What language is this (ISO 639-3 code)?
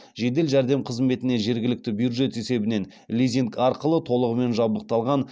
kaz